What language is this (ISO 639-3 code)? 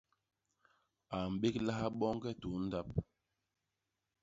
bas